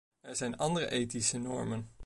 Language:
Dutch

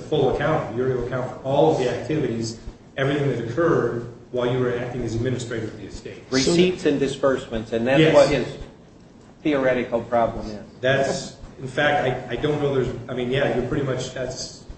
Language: English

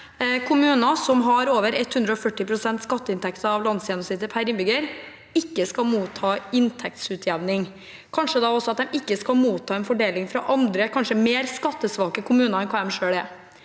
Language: Norwegian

